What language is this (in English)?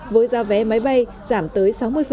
Vietnamese